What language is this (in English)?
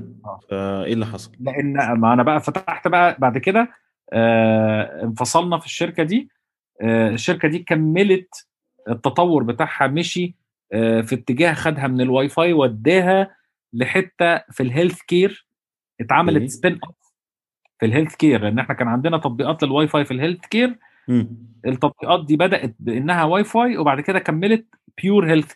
Arabic